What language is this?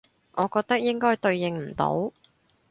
Cantonese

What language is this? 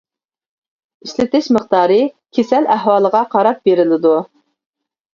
Uyghur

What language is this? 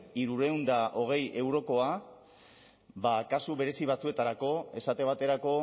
Basque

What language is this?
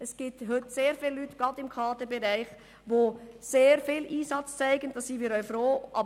Swiss German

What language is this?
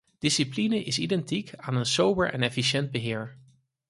Dutch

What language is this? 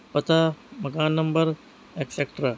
Urdu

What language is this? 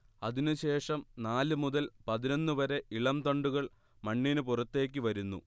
Malayalam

